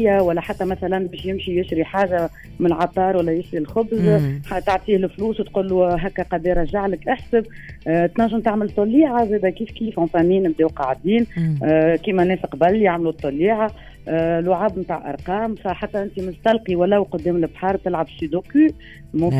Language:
Arabic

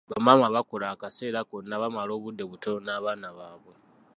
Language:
Ganda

